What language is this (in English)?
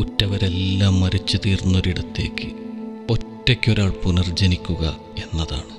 Malayalam